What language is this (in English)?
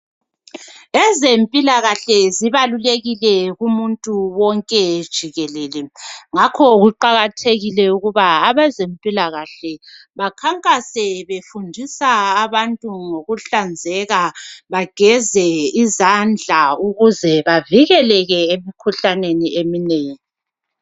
North Ndebele